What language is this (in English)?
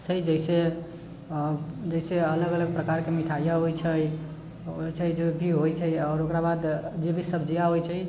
Maithili